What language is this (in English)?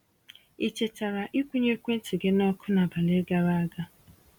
Igbo